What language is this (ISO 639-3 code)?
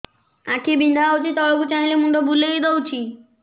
ori